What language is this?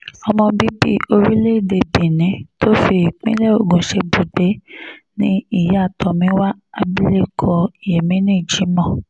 Yoruba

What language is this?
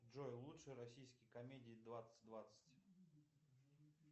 Russian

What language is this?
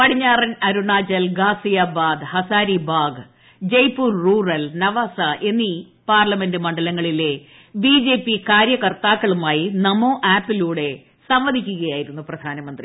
Malayalam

